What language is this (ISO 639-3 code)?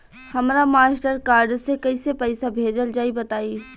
bho